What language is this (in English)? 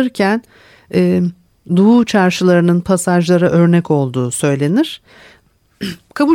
Turkish